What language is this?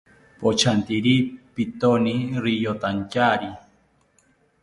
South Ucayali Ashéninka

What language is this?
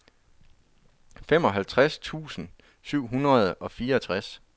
Danish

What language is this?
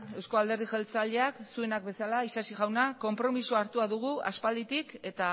Basque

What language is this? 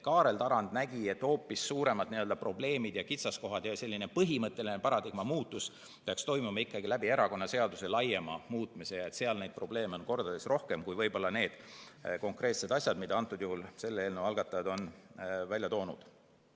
Estonian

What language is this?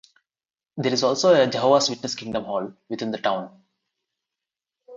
English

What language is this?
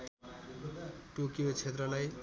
Nepali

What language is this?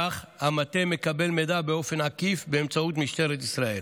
Hebrew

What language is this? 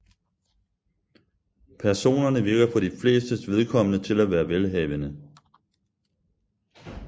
Danish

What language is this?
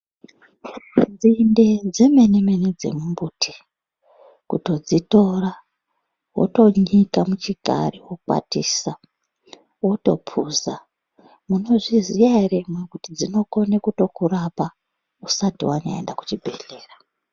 Ndau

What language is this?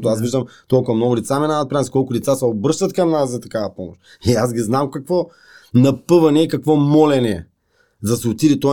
Bulgarian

